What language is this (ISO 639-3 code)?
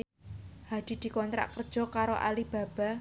jav